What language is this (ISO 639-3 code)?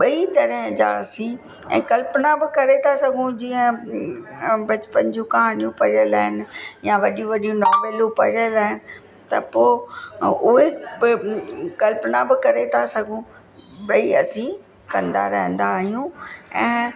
snd